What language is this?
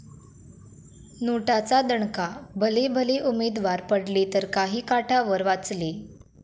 Marathi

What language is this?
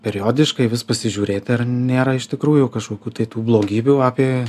Lithuanian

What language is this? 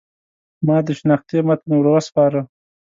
Pashto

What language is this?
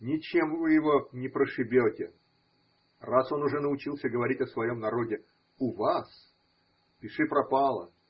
Russian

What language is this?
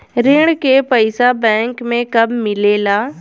Bhojpuri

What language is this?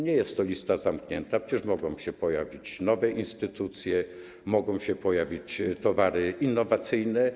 Polish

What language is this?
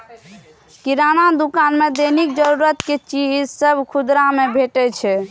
Maithili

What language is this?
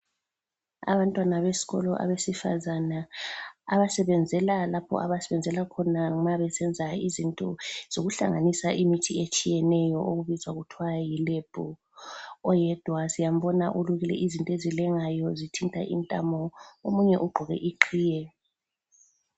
North Ndebele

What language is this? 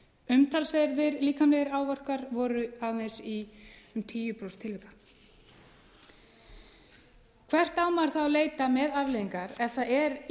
Icelandic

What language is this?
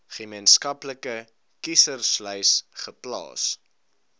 Afrikaans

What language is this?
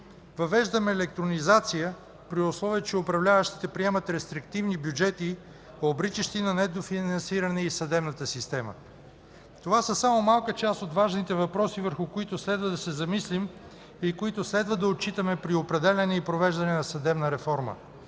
Bulgarian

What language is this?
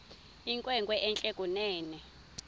Xhosa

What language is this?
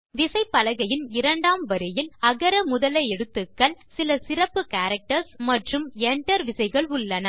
Tamil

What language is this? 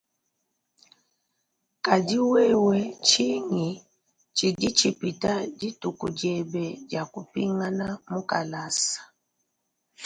Luba-Lulua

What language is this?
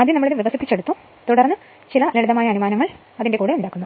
Malayalam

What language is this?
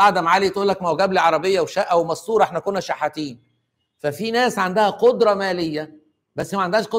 Arabic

